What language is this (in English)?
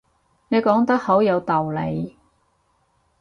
Cantonese